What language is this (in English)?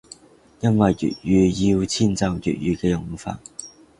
Cantonese